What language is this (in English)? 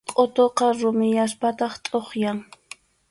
Arequipa-La Unión Quechua